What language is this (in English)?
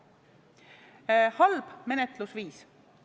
Estonian